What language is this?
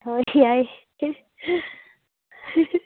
Manipuri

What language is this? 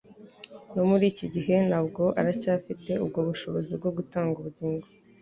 Kinyarwanda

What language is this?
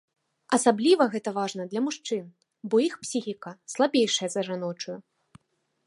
Belarusian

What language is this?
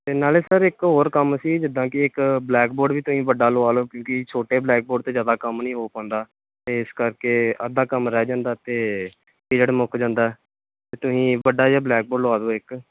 Punjabi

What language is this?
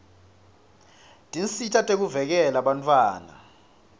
Swati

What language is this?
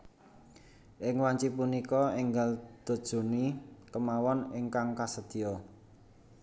Javanese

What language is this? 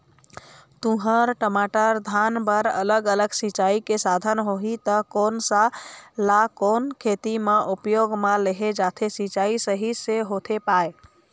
Chhattisgarhi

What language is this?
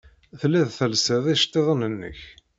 Kabyle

